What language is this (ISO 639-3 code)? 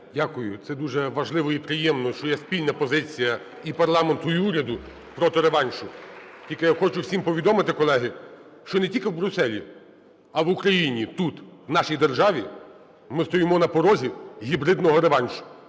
ukr